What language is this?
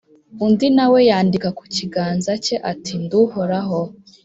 Kinyarwanda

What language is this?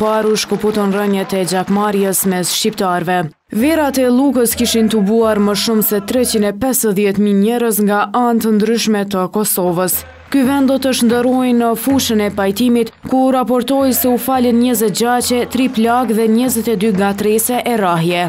Romanian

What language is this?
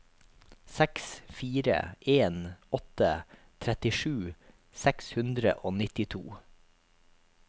Norwegian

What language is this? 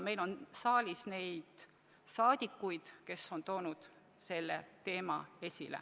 Estonian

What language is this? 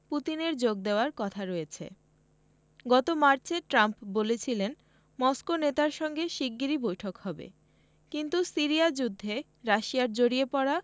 Bangla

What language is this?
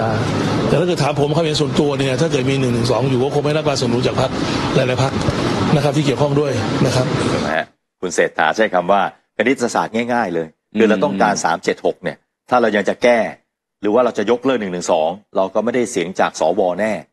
Thai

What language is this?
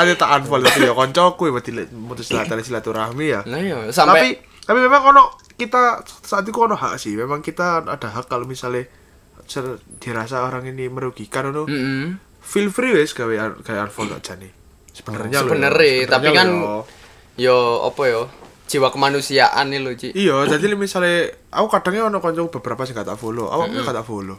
Indonesian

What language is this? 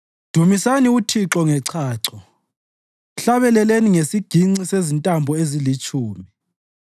North Ndebele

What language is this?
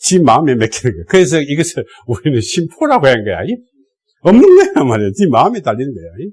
Korean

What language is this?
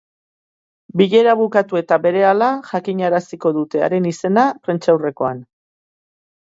Basque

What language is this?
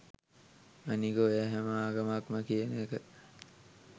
Sinhala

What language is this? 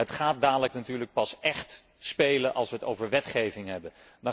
Dutch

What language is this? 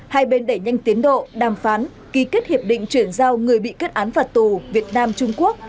Vietnamese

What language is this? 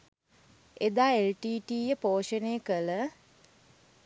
Sinhala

